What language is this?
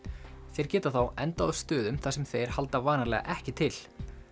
Icelandic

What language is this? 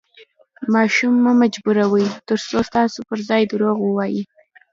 Pashto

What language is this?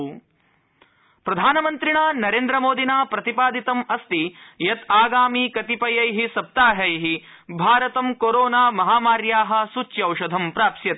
Sanskrit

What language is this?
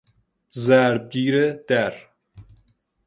Persian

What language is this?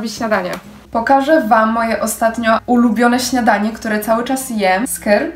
Polish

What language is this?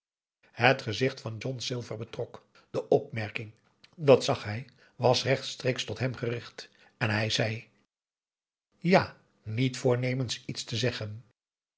Dutch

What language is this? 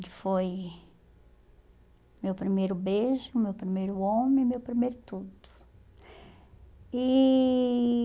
Portuguese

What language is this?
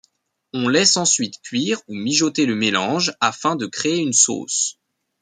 French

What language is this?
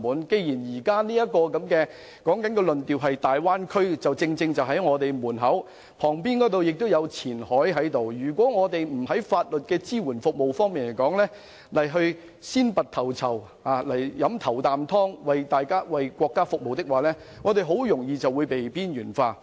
Cantonese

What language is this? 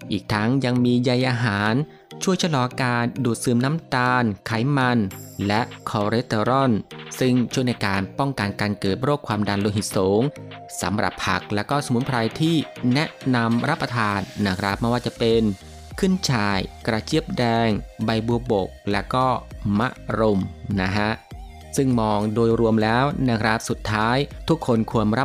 Thai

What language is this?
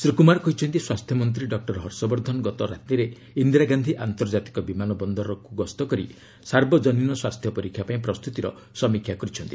Odia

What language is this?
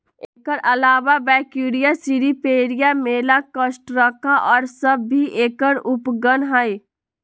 Magahi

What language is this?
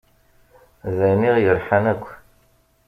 Kabyle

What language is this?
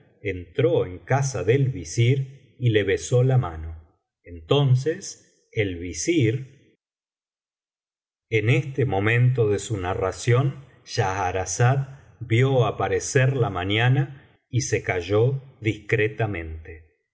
Spanish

